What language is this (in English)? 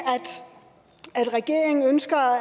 Danish